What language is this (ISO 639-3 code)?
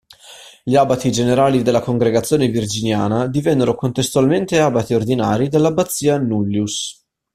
ita